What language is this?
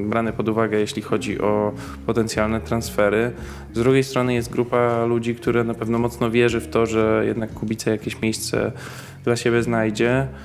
Polish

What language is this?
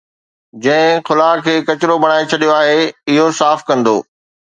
Sindhi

